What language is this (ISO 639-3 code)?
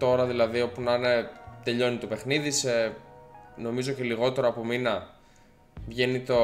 ell